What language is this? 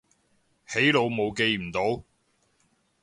Cantonese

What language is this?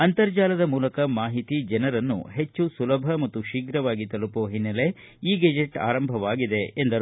Kannada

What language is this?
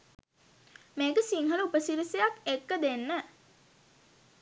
Sinhala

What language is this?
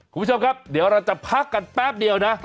Thai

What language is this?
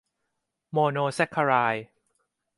Thai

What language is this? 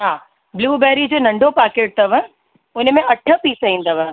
Sindhi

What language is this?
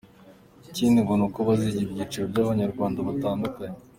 Kinyarwanda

